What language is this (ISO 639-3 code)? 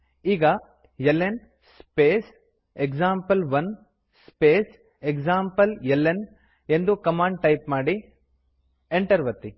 kan